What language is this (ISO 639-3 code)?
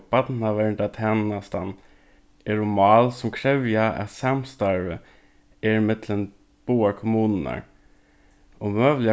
fao